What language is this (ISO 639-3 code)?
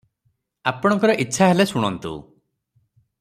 ori